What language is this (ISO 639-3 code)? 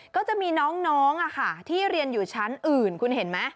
tha